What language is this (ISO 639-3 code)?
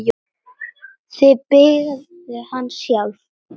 isl